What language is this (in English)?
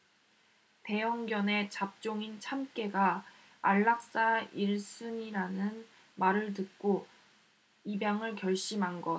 Korean